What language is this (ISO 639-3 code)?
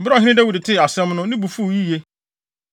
aka